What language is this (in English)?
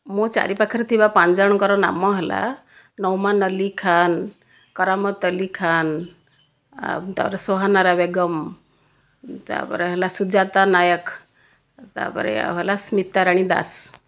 Odia